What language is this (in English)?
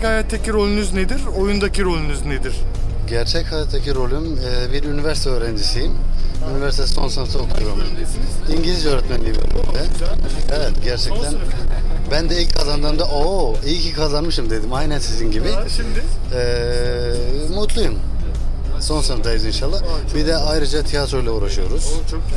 Turkish